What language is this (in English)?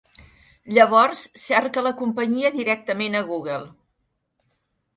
Catalan